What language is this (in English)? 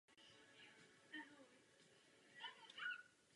Czech